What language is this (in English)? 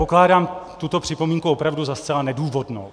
Czech